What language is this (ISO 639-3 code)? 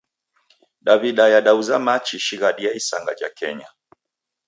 dav